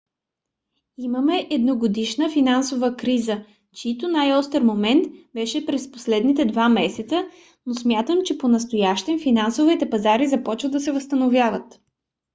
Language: Bulgarian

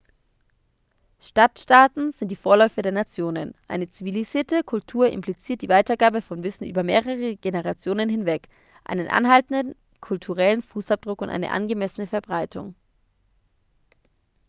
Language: German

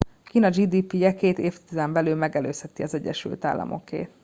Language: Hungarian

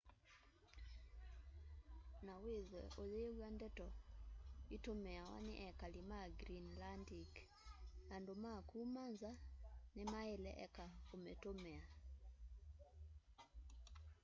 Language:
Kamba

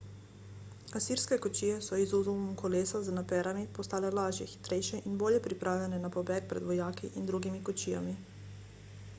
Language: Slovenian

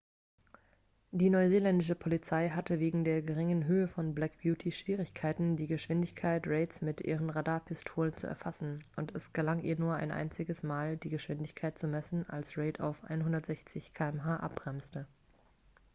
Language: German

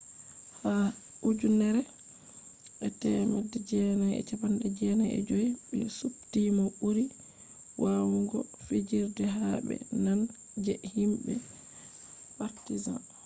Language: Fula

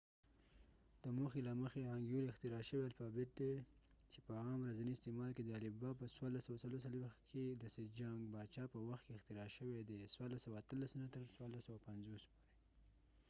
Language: Pashto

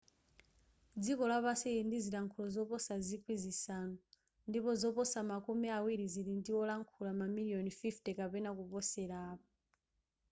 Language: Nyanja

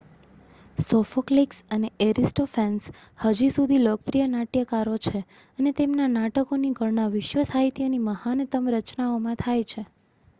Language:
Gujarati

